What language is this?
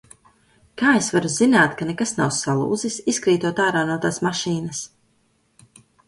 Latvian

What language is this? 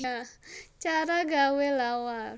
Javanese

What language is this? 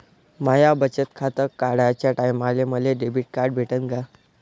Marathi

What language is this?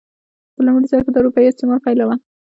Pashto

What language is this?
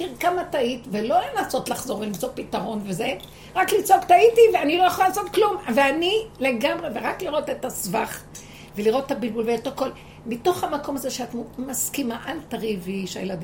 Hebrew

